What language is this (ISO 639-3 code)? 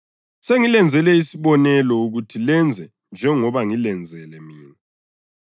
nde